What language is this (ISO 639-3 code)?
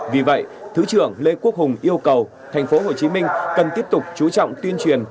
vie